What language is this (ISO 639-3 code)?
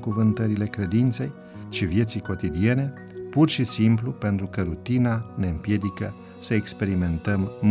ron